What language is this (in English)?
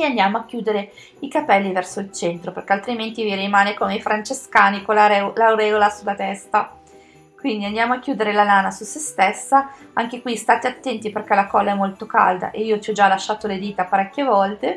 Italian